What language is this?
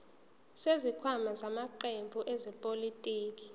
Zulu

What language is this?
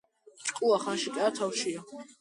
Georgian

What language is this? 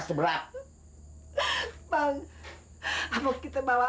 Indonesian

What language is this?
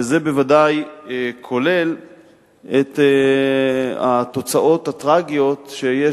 Hebrew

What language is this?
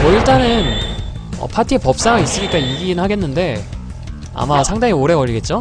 Korean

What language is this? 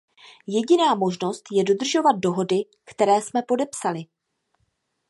Czech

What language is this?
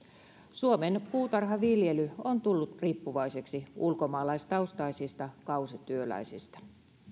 Finnish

